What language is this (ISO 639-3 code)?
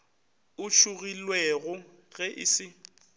nso